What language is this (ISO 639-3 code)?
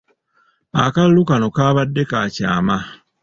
lug